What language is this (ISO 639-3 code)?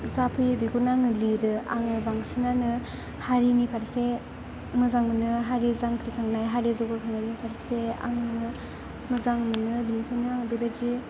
brx